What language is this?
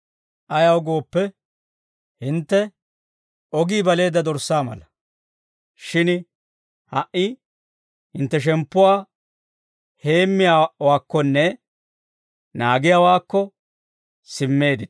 Dawro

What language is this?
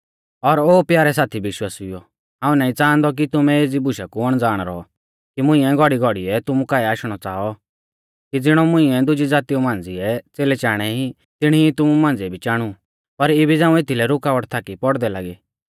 Mahasu Pahari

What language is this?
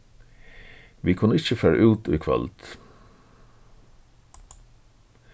Faroese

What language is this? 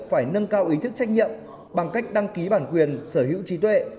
Vietnamese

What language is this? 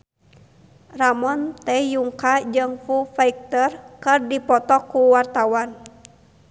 Sundanese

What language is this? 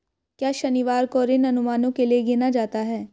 Hindi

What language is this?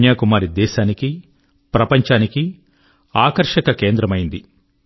Telugu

